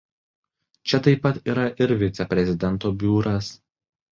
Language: Lithuanian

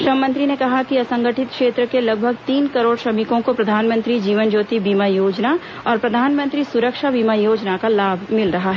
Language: Hindi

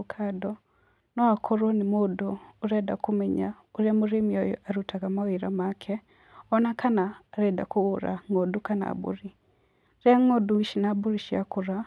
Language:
Kikuyu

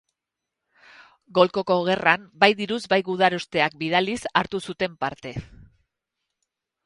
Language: Basque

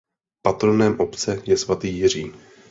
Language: Czech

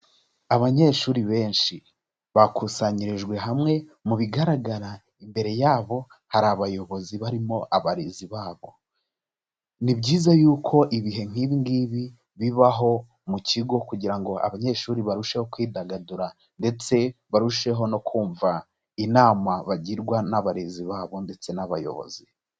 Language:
Kinyarwanda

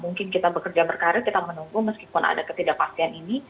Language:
Indonesian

